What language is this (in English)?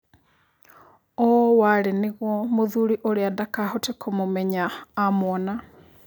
Kikuyu